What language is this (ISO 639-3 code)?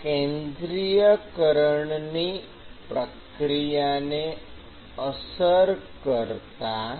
guj